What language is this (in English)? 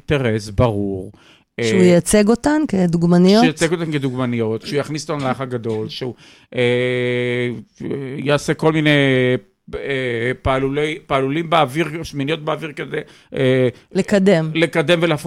Hebrew